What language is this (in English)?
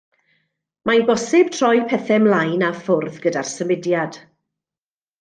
Welsh